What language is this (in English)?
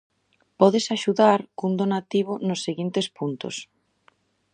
Galician